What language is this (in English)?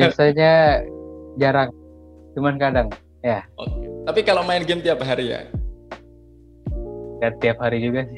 Indonesian